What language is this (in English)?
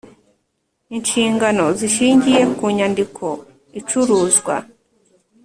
Kinyarwanda